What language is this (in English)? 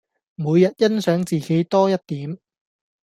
Cantonese